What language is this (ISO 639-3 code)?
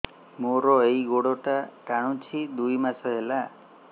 ori